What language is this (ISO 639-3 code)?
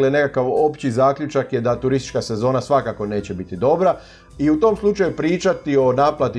hrv